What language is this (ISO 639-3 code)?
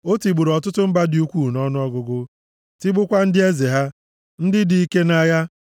ibo